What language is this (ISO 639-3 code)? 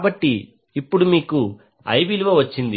tel